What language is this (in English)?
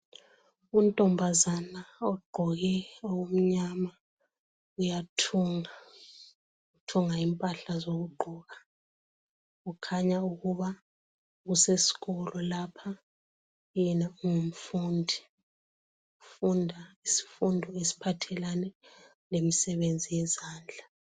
North Ndebele